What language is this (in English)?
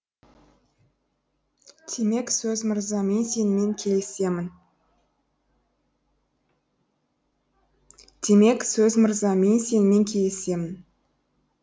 Kazakh